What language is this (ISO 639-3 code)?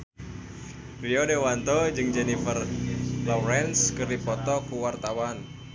sun